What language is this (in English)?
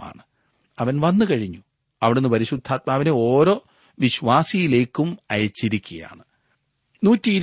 Malayalam